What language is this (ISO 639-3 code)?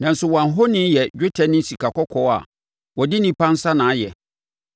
aka